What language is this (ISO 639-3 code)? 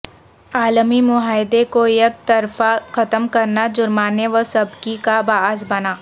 urd